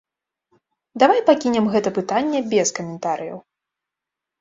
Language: Belarusian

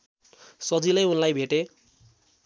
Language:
Nepali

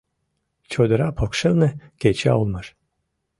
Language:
Mari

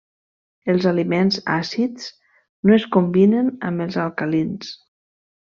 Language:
Catalan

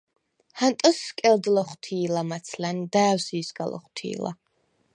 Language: Svan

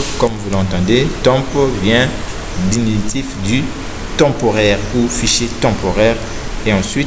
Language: French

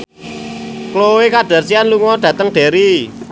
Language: Javanese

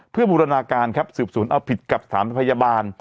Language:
Thai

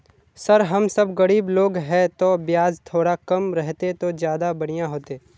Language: Magahi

